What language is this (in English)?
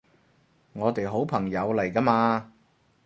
Cantonese